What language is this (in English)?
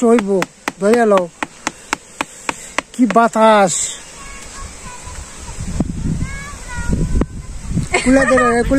Arabic